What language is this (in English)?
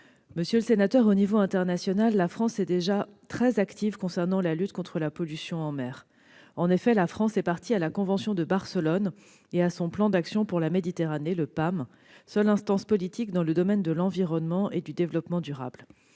French